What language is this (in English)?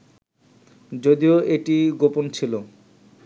Bangla